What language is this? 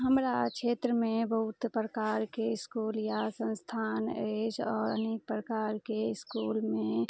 Maithili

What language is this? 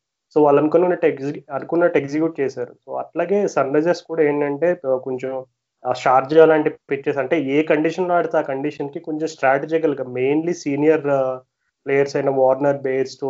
Telugu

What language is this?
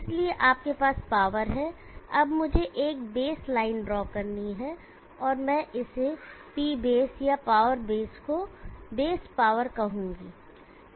Hindi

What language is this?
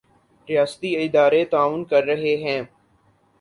Urdu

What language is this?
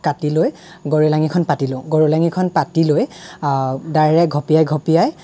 Assamese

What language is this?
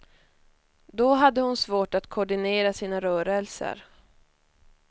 Swedish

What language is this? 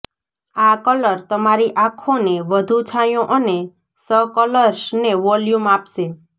Gujarati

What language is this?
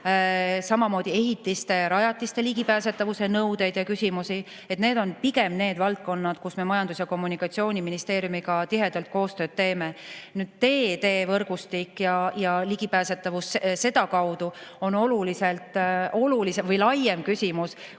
Estonian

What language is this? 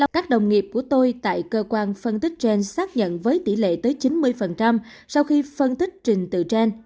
Vietnamese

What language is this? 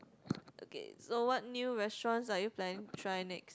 English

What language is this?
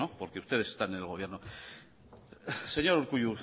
Spanish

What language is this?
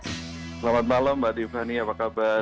Indonesian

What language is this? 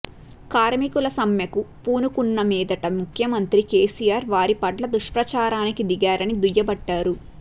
Telugu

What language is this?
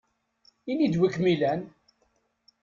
Kabyle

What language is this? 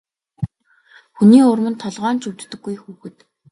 Mongolian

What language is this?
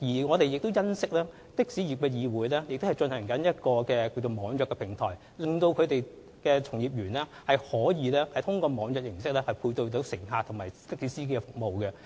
Cantonese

